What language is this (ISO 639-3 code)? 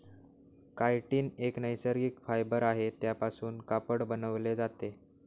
mar